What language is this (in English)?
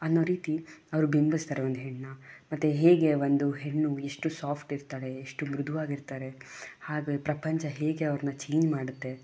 Kannada